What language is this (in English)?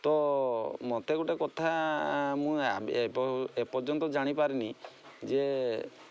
Odia